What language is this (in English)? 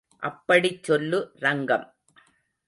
Tamil